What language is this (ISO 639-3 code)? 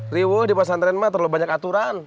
ind